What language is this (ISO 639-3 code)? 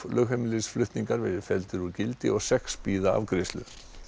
isl